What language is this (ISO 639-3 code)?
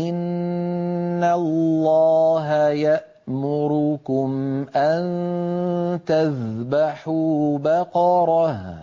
ara